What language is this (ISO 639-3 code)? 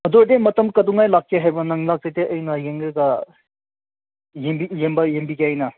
mni